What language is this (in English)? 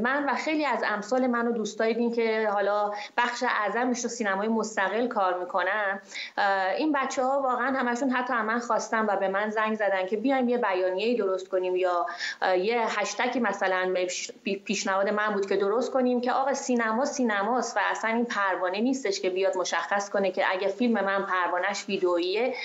Persian